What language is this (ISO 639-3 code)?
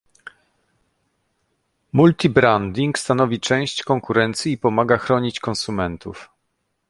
pol